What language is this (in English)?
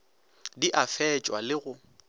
Northern Sotho